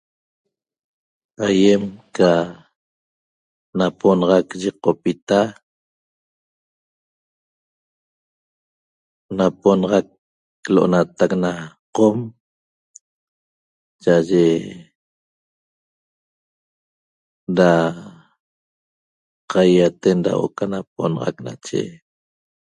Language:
Toba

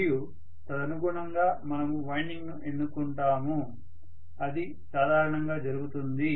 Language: Telugu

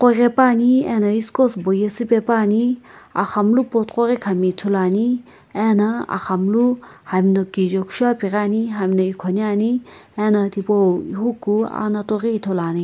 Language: Sumi Naga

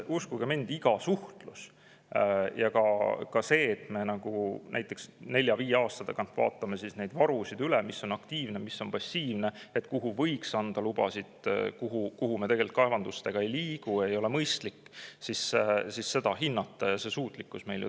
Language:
Estonian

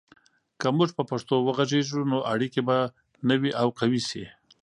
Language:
Pashto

